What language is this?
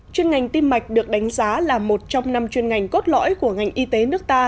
Vietnamese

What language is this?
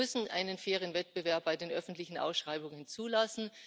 German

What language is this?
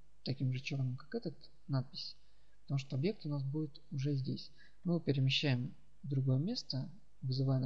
Russian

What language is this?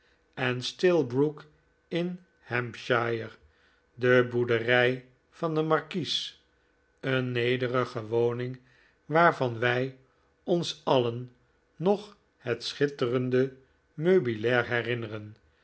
Dutch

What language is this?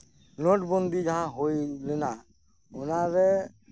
Santali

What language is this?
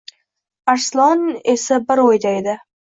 Uzbek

